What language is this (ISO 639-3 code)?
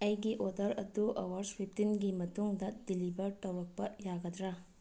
mni